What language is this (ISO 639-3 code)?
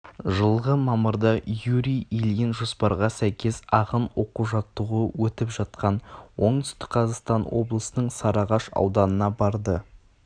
kaz